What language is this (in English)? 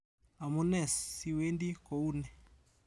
Kalenjin